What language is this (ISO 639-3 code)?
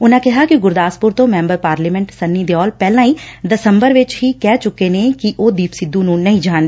pan